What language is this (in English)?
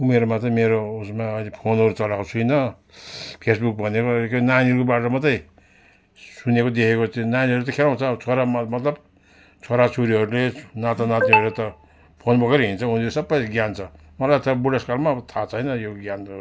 Nepali